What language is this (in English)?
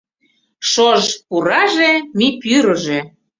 Mari